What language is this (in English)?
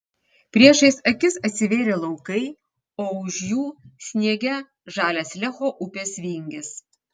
Lithuanian